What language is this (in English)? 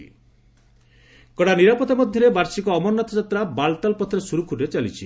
Odia